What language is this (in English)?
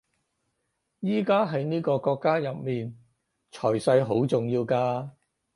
Cantonese